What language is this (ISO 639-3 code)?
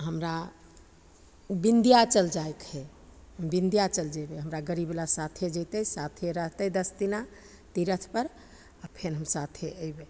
mai